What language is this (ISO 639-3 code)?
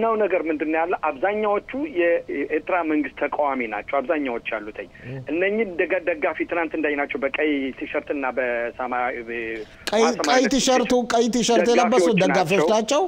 ara